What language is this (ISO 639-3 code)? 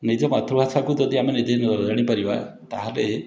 ori